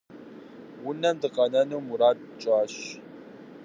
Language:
Kabardian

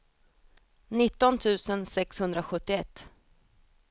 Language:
Swedish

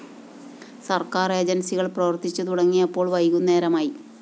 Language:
Malayalam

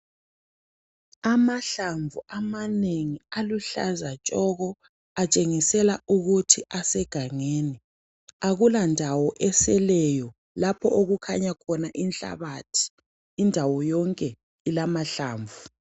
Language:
North Ndebele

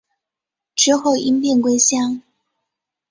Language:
Chinese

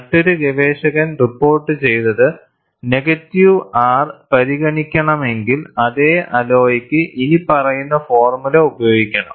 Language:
Malayalam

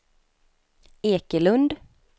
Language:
Swedish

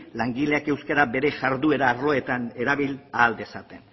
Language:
Basque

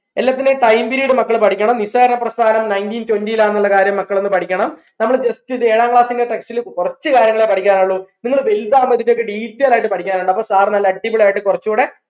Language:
Malayalam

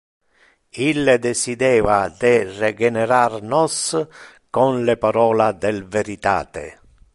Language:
Interlingua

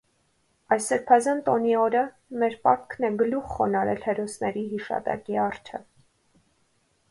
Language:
Armenian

